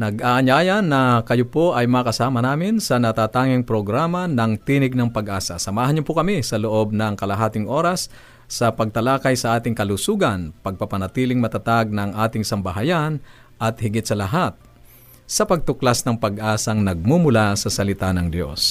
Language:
Filipino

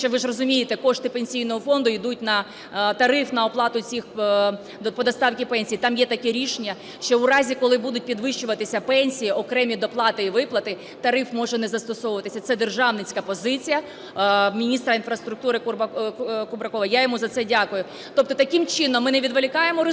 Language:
Ukrainian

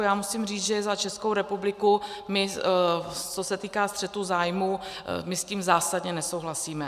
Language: Czech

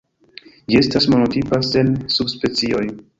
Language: Esperanto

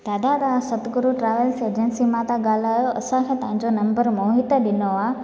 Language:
Sindhi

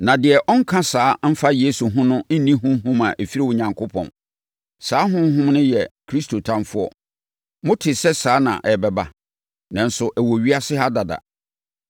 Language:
Akan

